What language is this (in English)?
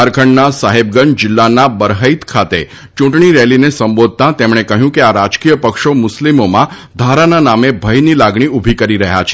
Gujarati